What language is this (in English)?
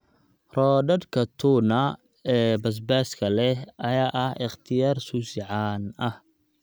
Somali